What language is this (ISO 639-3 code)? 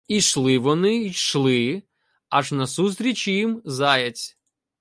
ukr